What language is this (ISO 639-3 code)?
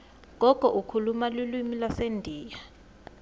ssw